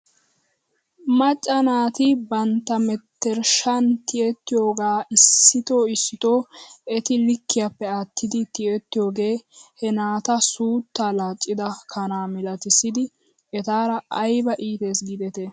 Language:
Wolaytta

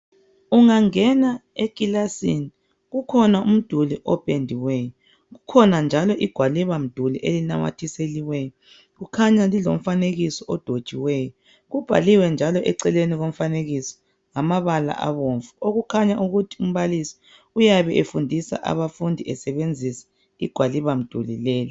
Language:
North Ndebele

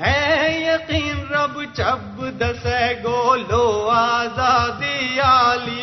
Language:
Urdu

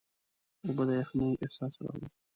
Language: Pashto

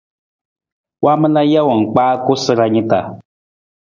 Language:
Nawdm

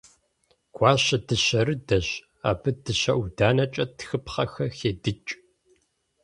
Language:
Kabardian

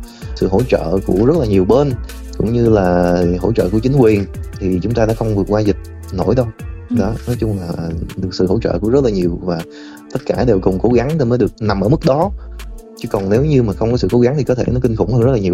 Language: Vietnamese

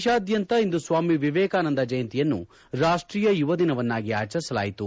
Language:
Kannada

